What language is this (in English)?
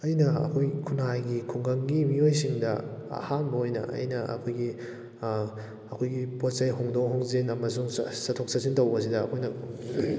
Manipuri